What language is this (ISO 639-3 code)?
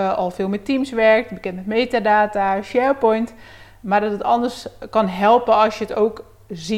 nld